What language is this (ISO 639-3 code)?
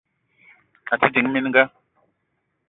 eto